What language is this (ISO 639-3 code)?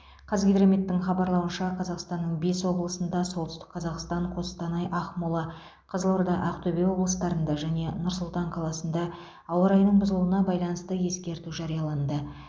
kaz